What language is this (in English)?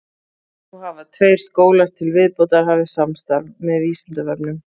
Icelandic